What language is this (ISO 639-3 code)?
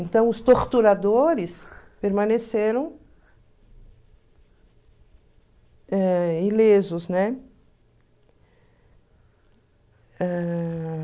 por